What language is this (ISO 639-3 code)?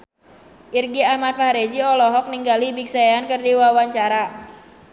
sun